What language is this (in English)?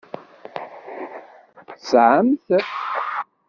Kabyle